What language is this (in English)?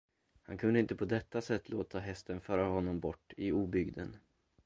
Swedish